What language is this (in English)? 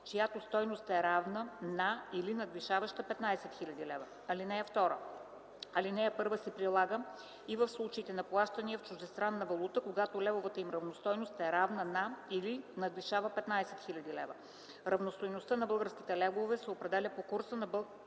Bulgarian